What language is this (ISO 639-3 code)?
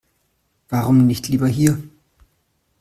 deu